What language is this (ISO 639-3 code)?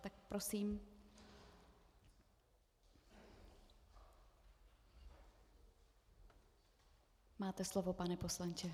ces